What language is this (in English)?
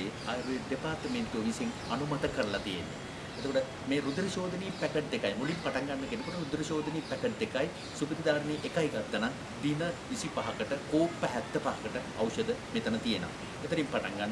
Sinhala